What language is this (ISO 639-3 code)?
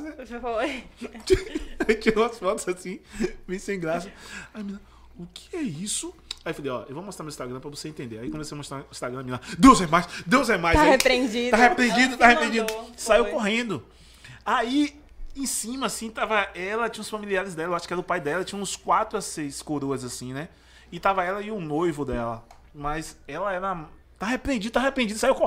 por